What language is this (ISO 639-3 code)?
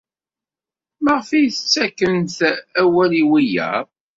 kab